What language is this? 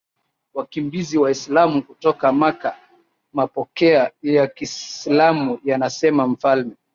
Swahili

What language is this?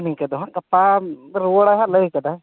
Santali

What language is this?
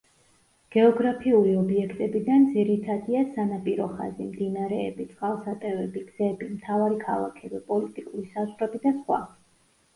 Georgian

